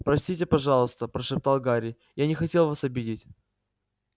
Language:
Russian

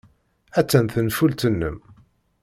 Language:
Kabyle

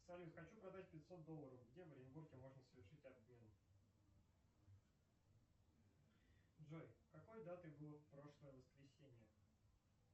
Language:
Russian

